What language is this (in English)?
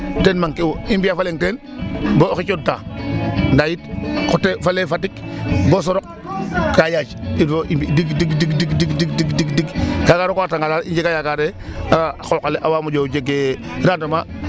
Serer